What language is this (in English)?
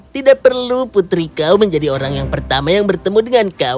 Indonesian